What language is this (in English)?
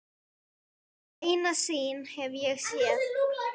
Icelandic